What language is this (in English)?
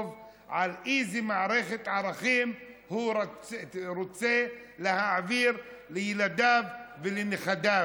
Hebrew